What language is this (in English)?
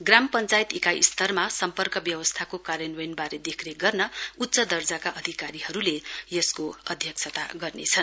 Nepali